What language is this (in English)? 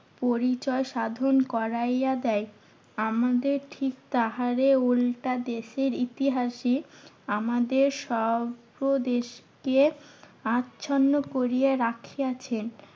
Bangla